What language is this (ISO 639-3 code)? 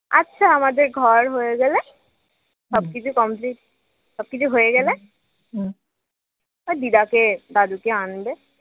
ben